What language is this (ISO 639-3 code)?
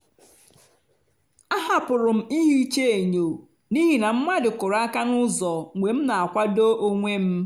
ibo